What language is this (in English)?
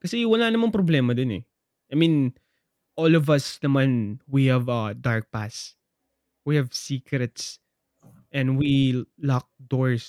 Filipino